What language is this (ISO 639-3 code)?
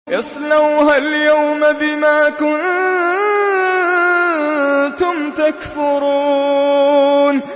ara